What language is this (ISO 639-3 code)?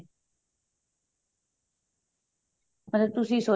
pan